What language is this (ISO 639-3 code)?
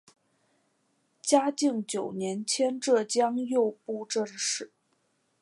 zho